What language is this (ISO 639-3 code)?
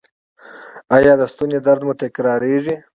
pus